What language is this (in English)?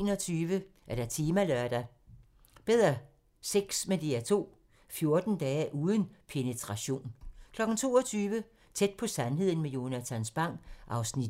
Danish